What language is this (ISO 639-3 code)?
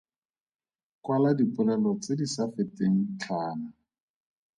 tsn